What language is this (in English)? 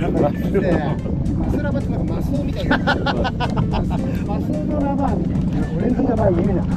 Japanese